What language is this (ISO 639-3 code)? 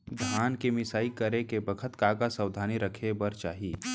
hne